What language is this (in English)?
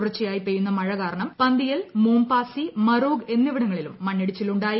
Malayalam